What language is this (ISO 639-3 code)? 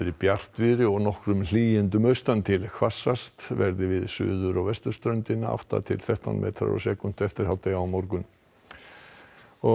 isl